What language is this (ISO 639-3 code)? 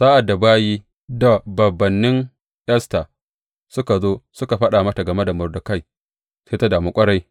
hau